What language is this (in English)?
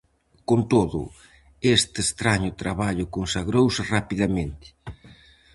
Galician